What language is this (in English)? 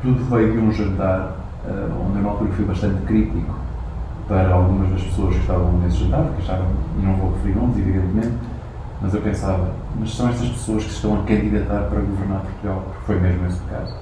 Portuguese